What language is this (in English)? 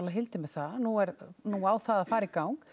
Icelandic